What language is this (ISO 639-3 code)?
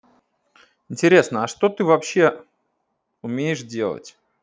rus